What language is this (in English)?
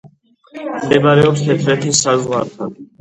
Georgian